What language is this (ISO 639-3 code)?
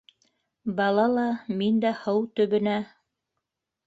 bak